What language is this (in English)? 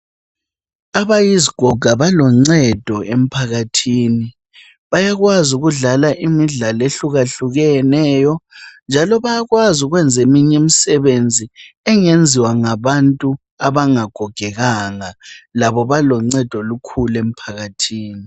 North Ndebele